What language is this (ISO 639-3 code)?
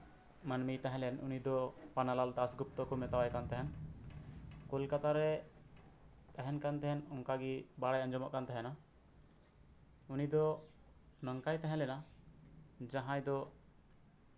sat